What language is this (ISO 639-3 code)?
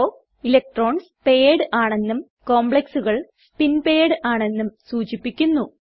mal